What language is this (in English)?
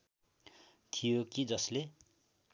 Nepali